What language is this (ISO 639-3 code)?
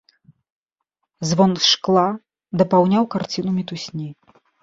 bel